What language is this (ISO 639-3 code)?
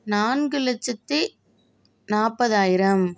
tam